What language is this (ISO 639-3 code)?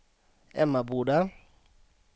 swe